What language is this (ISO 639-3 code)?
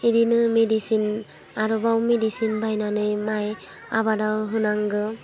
brx